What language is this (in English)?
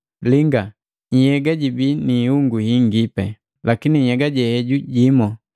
Matengo